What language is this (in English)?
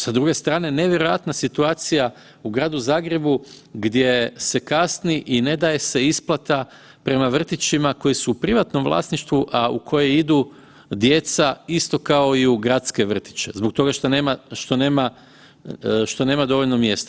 Croatian